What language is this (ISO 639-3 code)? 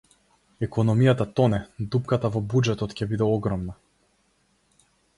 mkd